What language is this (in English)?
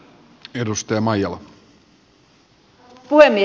Finnish